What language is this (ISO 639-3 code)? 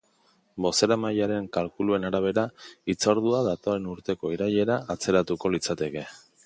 eus